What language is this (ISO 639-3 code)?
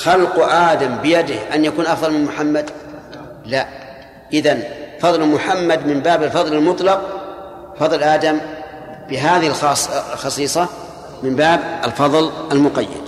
ara